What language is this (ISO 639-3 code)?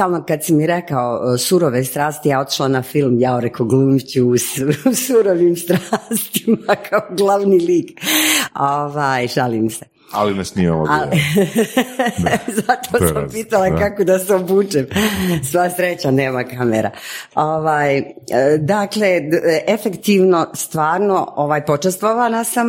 hrv